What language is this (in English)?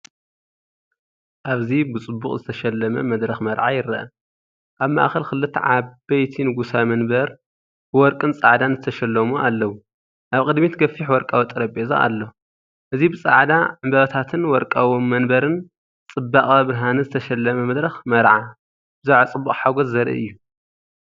Tigrinya